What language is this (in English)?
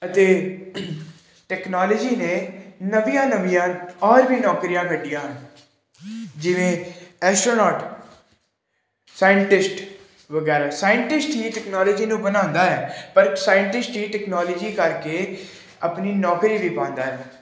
Punjabi